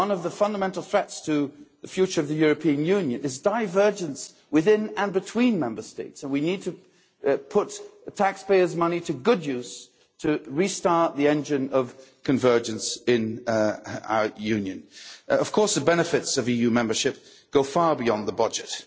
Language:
English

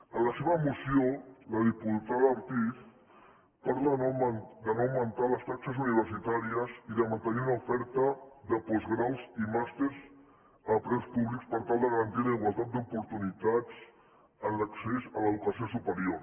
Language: Catalan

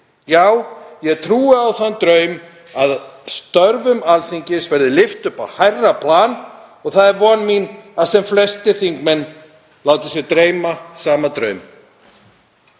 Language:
Icelandic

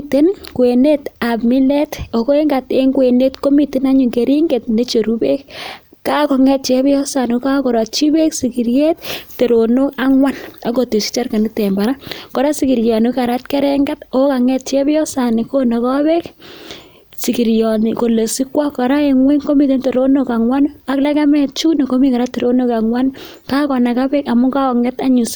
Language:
Kalenjin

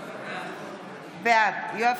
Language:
Hebrew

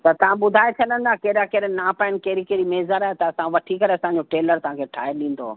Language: Sindhi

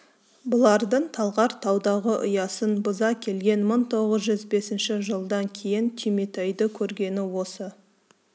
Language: Kazakh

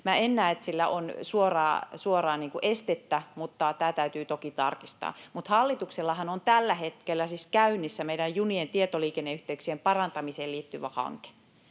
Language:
Finnish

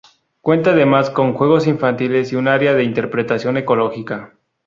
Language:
Spanish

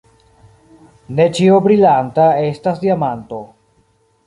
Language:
Esperanto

